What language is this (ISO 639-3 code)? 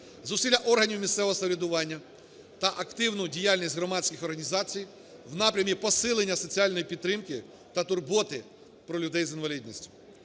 ukr